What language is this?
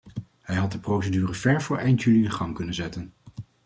Dutch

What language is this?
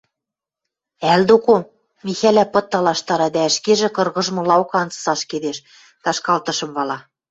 Western Mari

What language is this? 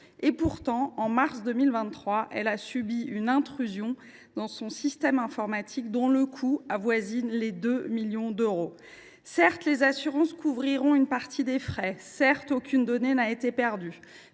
French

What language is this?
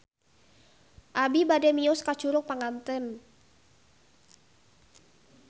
Sundanese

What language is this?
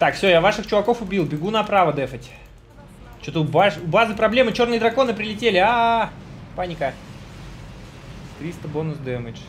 Russian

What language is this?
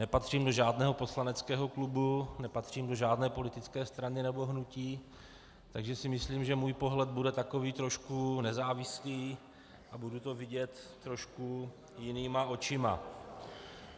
Czech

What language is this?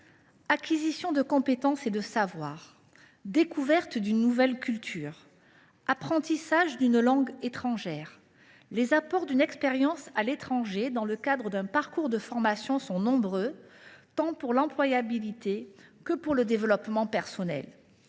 French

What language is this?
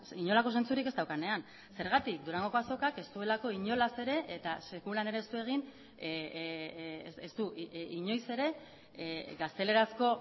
Basque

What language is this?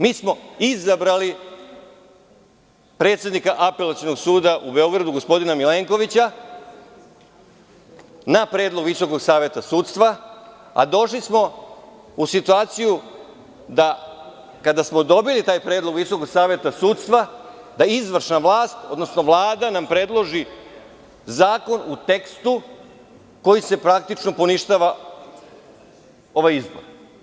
Serbian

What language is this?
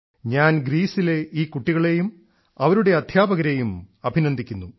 Malayalam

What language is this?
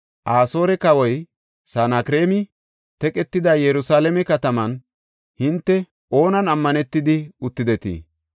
Gofa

